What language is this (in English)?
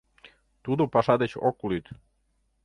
Mari